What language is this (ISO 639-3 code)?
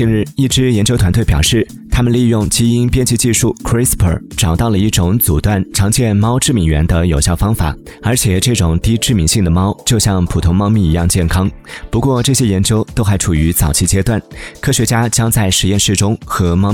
zho